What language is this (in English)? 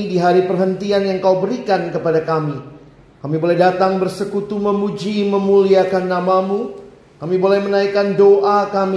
Indonesian